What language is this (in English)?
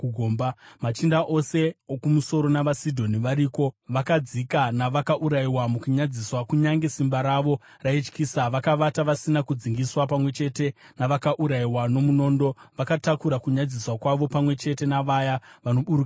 Shona